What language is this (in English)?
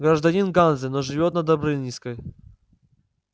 Russian